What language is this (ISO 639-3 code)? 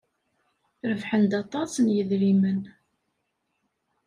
kab